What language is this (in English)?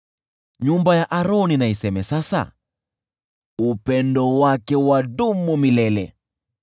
Swahili